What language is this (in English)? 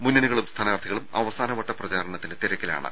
Malayalam